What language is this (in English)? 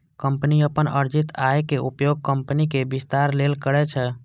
Maithili